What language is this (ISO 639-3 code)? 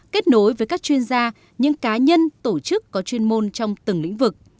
vie